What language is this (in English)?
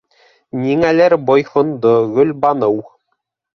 Bashkir